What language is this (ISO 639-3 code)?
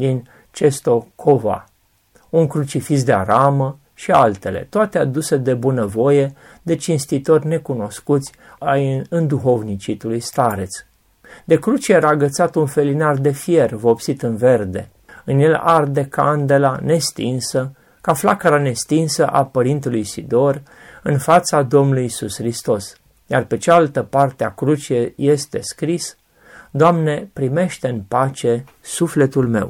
ron